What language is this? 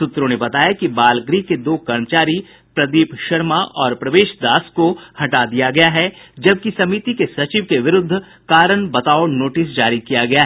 Hindi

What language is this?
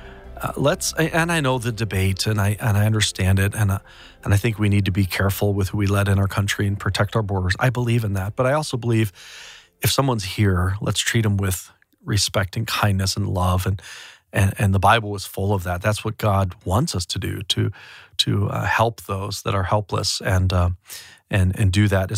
English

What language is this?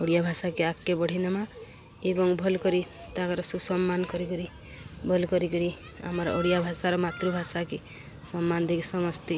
Odia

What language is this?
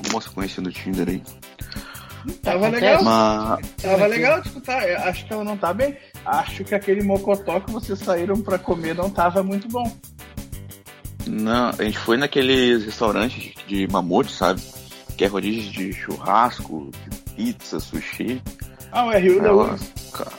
Portuguese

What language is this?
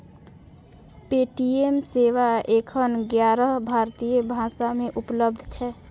Maithili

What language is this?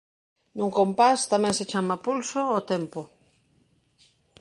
Galician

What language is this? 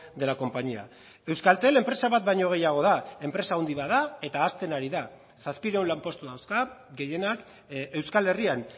Basque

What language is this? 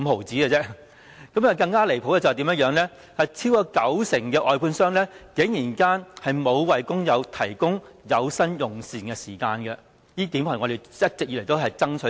Cantonese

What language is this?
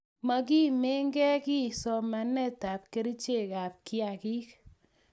Kalenjin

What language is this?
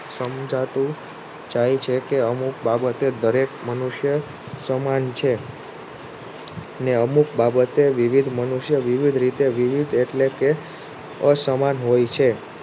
Gujarati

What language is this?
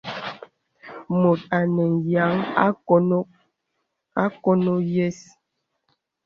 Bebele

